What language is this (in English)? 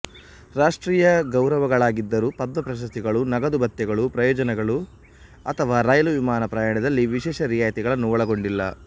Kannada